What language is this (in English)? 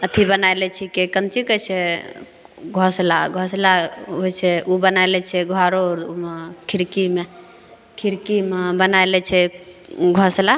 Maithili